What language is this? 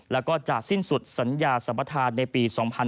Thai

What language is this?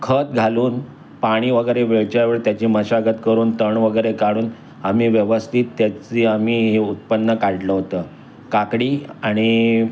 Marathi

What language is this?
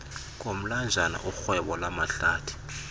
Xhosa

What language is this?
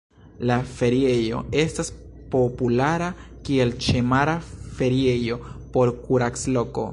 Esperanto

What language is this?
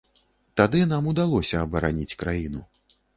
Belarusian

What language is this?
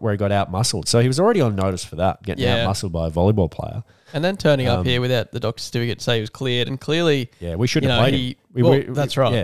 English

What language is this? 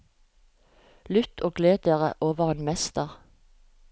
Norwegian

